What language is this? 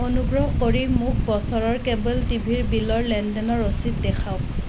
Assamese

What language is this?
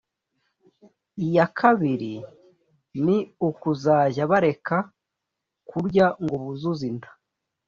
Kinyarwanda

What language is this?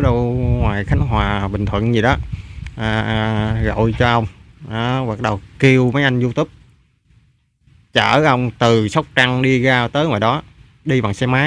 Vietnamese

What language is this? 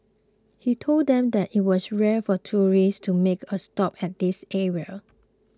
English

